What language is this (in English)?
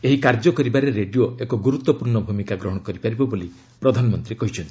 Odia